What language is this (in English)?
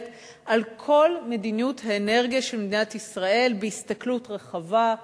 Hebrew